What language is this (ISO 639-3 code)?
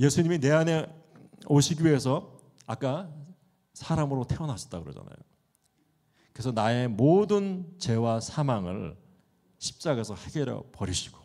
kor